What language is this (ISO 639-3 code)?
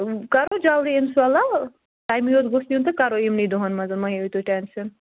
kas